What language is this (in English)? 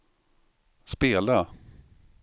Swedish